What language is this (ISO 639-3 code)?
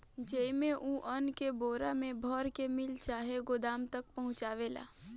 bho